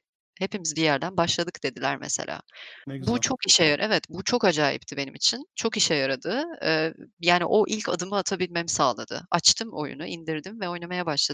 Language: Turkish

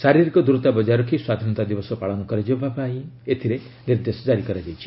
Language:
Odia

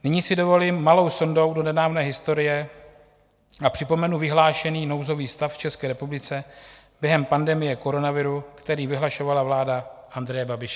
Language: Czech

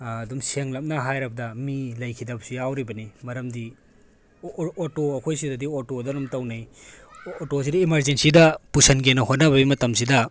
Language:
Manipuri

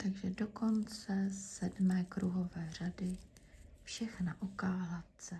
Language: Czech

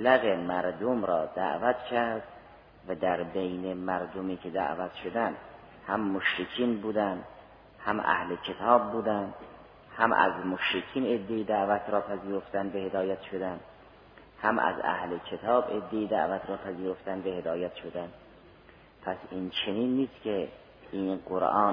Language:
Persian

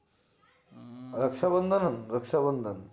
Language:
Gujarati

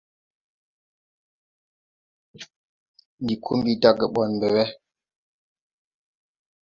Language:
Tupuri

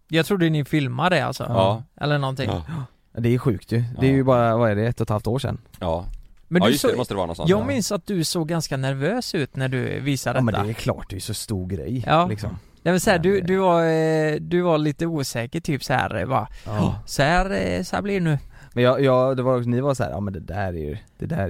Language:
Swedish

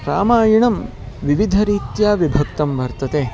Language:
Sanskrit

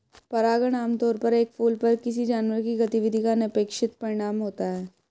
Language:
Hindi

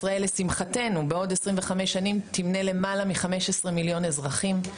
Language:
Hebrew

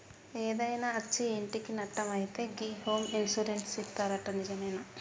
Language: Telugu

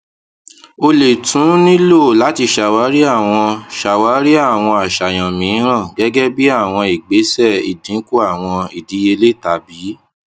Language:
Yoruba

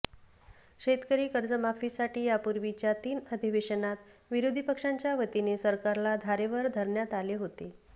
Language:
Marathi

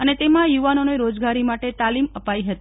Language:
Gujarati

